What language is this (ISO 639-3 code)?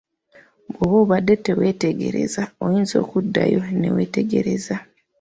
lug